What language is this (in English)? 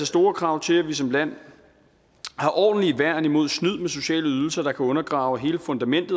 Danish